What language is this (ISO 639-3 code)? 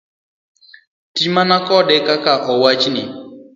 luo